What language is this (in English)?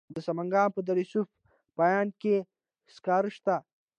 Pashto